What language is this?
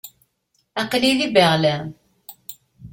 Kabyle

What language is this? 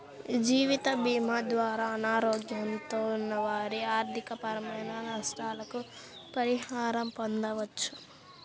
Telugu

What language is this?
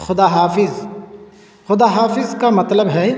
Urdu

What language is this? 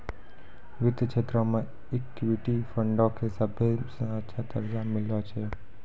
Maithili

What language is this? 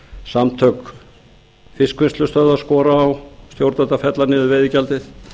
Icelandic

